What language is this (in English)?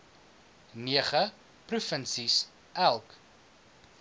Afrikaans